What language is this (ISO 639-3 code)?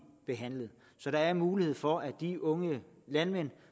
dan